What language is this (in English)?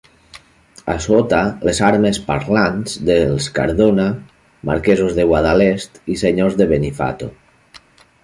Catalan